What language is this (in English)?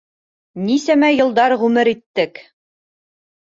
Bashkir